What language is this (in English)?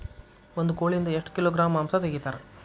Kannada